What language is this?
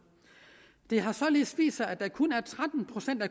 Danish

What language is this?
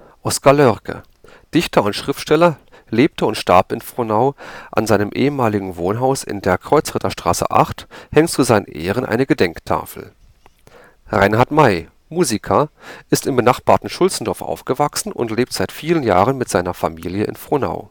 German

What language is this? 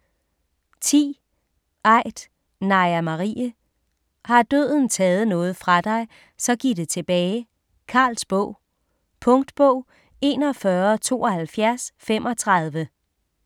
Danish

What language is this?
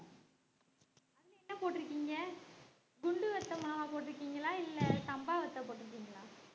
Tamil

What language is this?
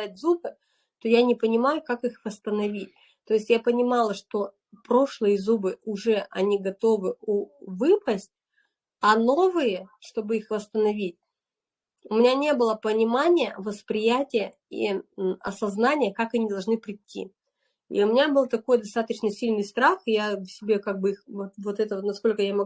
Russian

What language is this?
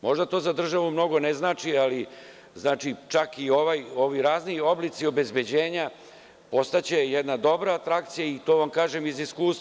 Serbian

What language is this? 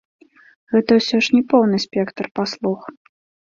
Belarusian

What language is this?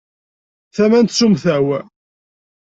Kabyle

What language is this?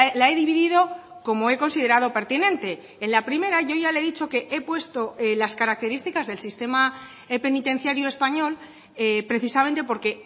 Spanish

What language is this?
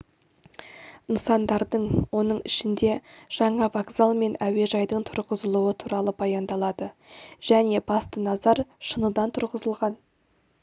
Kazakh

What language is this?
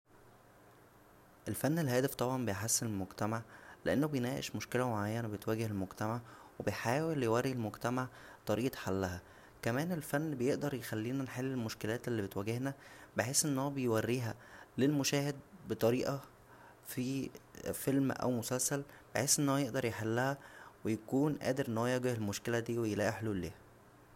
Egyptian Arabic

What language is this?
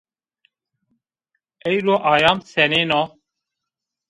Zaza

